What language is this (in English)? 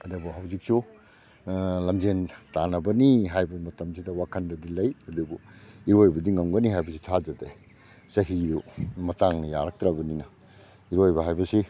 Manipuri